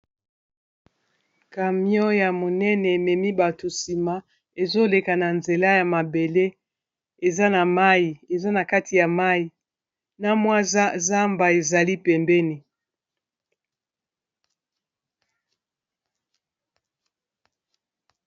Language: Lingala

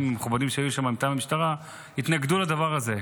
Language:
Hebrew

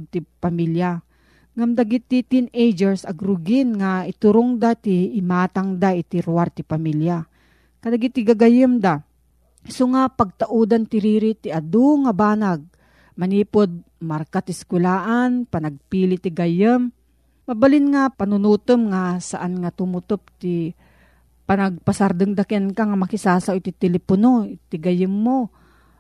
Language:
Filipino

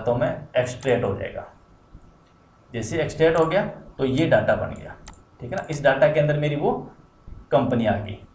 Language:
Hindi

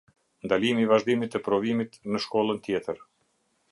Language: Albanian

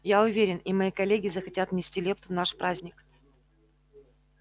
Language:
Russian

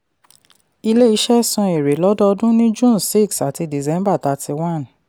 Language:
Yoruba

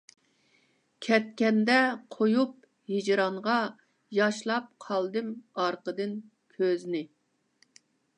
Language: Uyghur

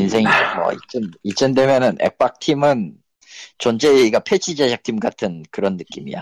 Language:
Korean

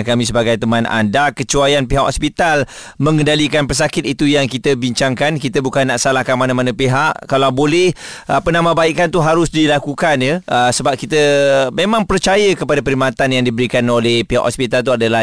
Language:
Malay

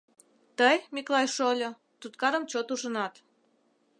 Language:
Mari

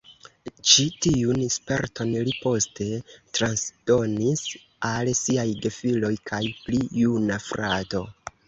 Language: Esperanto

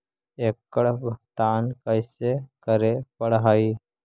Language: Magahi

